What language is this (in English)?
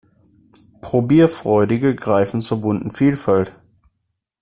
German